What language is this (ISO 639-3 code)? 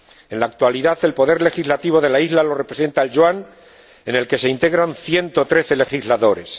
spa